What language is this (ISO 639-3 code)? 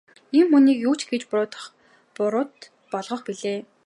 mon